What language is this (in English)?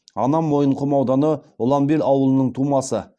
Kazakh